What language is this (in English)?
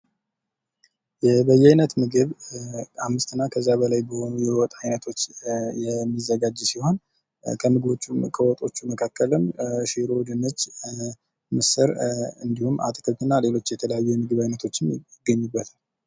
Amharic